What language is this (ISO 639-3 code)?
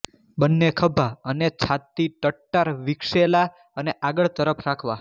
guj